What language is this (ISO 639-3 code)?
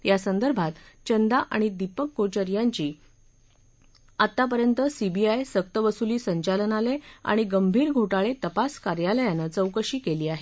mar